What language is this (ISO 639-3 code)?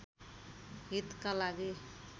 nep